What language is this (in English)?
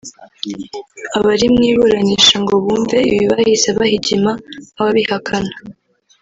Kinyarwanda